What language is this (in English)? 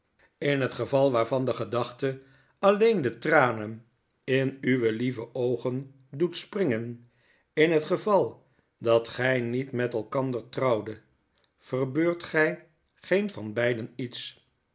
Dutch